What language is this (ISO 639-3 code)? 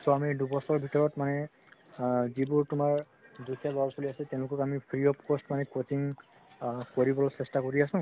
asm